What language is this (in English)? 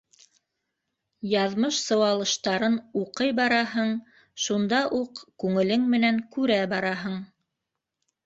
Bashkir